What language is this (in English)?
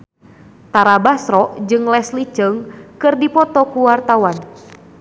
Sundanese